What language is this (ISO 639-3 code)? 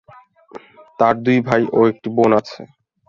ben